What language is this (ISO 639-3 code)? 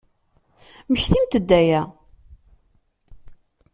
kab